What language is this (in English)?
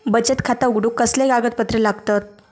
Marathi